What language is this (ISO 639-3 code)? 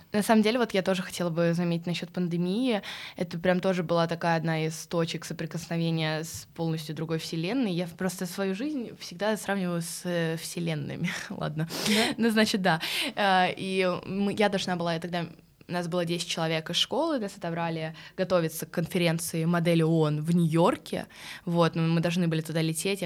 rus